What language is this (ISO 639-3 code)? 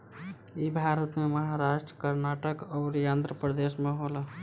bho